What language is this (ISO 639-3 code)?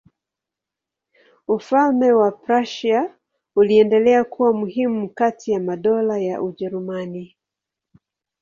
swa